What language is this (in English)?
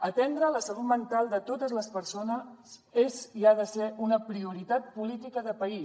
Catalan